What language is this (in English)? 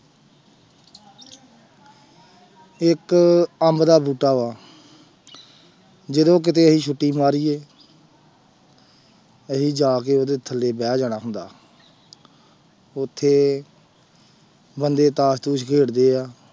Punjabi